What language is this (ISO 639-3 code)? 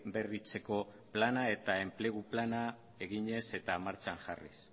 eus